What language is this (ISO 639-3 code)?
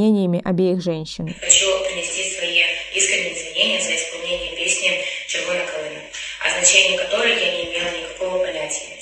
rus